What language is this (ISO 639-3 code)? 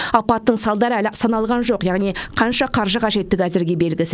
kaz